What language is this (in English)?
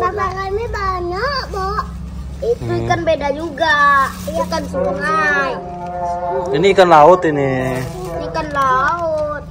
Indonesian